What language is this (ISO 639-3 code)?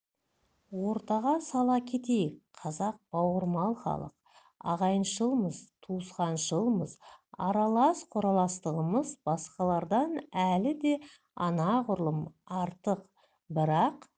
kaz